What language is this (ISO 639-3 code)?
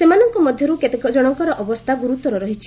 ori